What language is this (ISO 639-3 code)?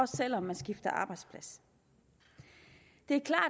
dan